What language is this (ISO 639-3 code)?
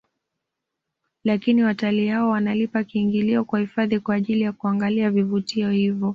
swa